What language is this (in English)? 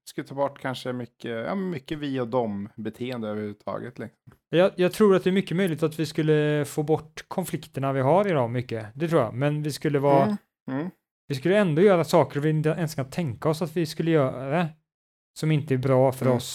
Swedish